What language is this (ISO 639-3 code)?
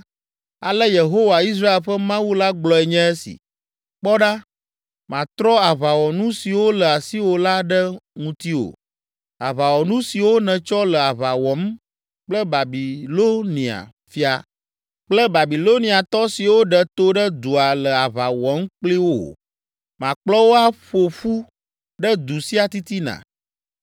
ewe